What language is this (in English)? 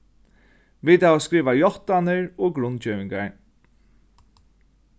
Faroese